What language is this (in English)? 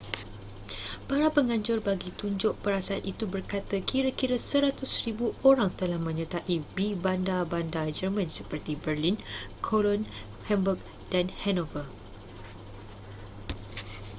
Malay